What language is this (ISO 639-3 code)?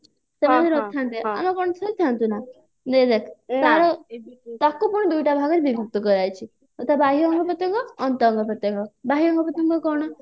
ori